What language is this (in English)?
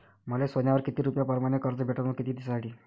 Marathi